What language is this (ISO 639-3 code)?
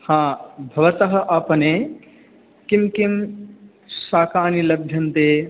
san